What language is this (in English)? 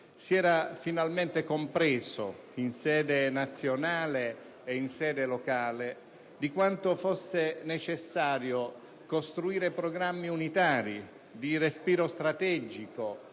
Italian